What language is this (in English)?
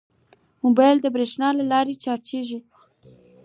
Pashto